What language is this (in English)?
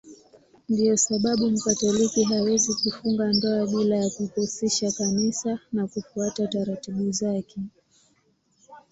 Swahili